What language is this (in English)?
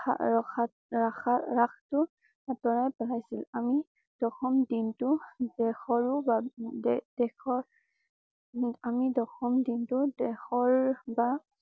Assamese